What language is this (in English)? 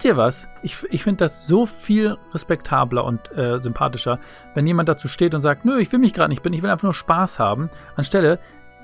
German